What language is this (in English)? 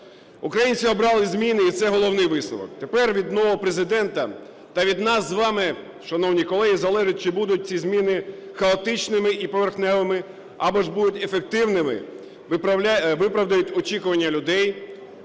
Ukrainian